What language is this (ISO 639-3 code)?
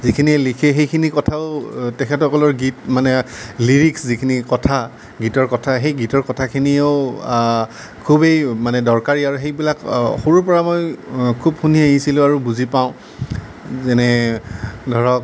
asm